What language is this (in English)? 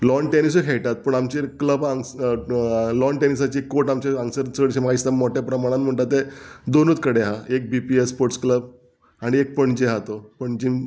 Konkani